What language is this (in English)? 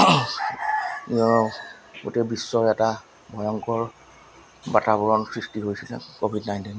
Assamese